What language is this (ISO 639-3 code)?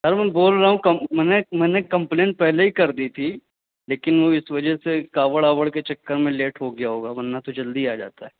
urd